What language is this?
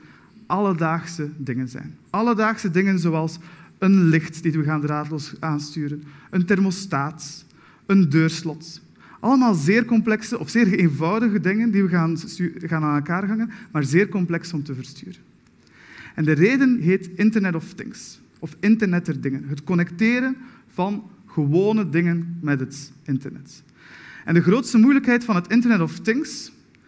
Dutch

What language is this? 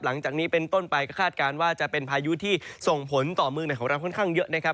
Thai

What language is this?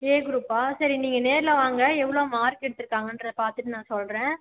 Tamil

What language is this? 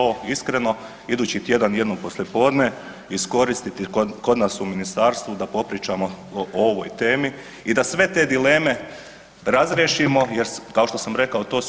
Croatian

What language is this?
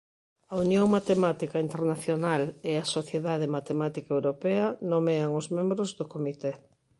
Galician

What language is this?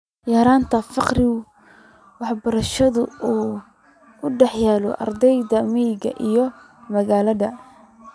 Somali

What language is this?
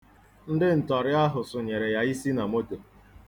Igbo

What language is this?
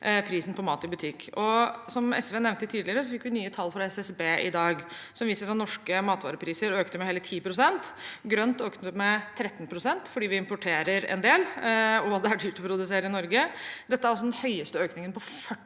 Norwegian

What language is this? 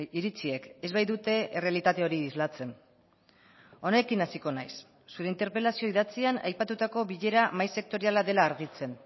Basque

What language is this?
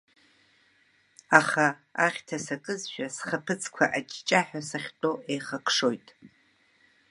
Abkhazian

